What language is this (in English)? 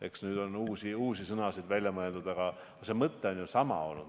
Estonian